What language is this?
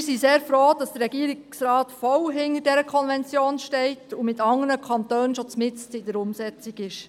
Swiss German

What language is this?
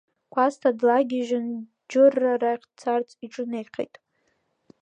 Abkhazian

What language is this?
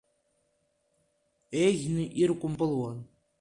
Abkhazian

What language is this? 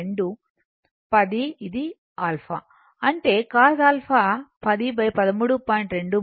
Telugu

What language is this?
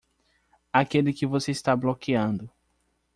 Portuguese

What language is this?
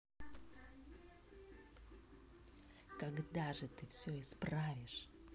Russian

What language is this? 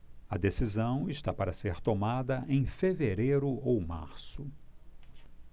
Portuguese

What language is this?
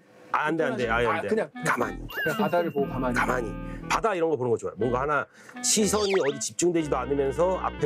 Korean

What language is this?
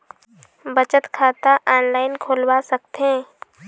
Chhattisgarhi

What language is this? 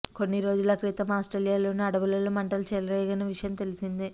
Telugu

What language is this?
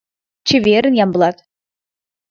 Mari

